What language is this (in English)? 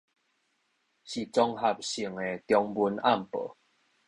Min Nan Chinese